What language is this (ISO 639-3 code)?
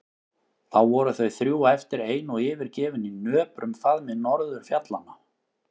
isl